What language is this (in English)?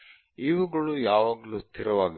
Kannada